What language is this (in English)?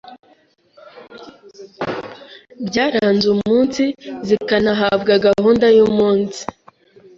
Kinyarwanda